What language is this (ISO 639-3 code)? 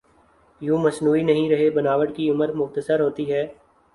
urd